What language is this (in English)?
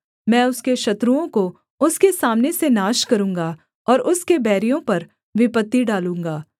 Hindi